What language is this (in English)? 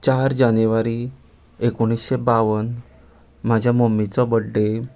Konkani